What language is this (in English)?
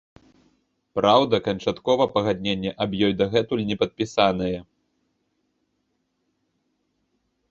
Belarusian